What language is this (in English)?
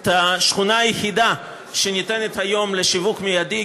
Hebrew